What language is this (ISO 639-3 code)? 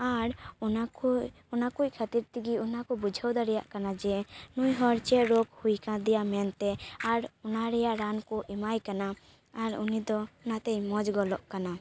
sat